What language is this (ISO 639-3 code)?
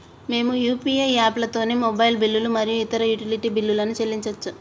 tel